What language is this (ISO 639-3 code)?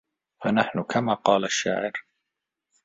ara